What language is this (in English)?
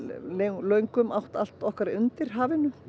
Icelandic